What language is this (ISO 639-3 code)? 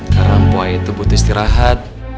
ind